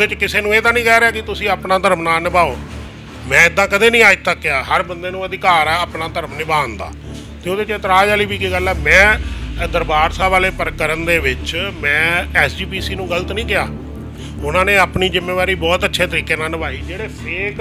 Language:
Hindi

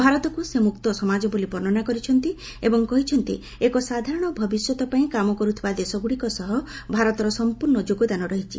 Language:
Odia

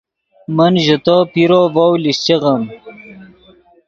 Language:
Yidgha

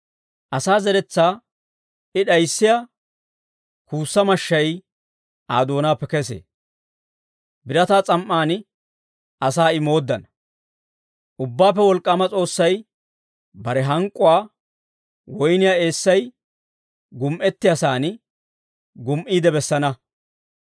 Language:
Dawro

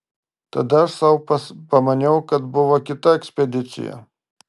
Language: Lithuanian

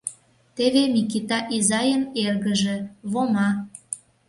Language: Mari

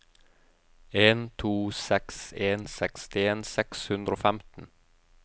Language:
Norwegian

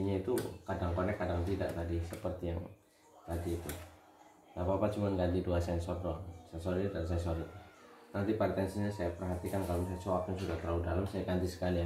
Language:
Indonesian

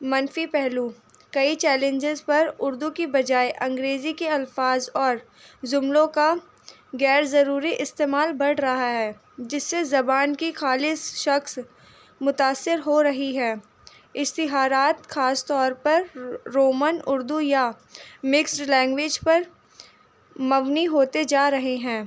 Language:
Urdu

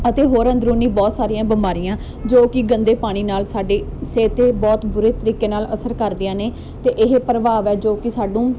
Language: Punjabi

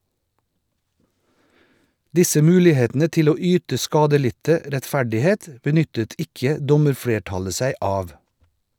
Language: Norwegian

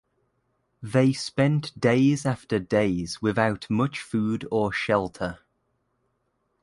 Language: English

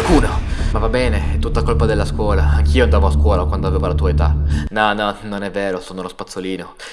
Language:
Italian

